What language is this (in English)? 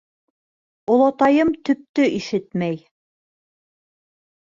Bashkir